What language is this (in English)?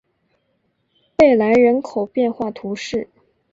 Chinese